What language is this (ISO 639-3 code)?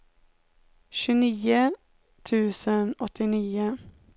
swe